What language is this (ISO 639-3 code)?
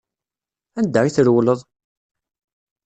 kab